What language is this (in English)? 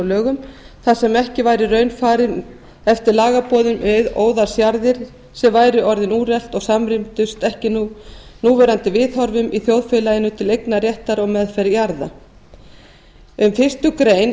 Icelandic